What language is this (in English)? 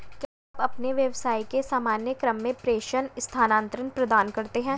Hindi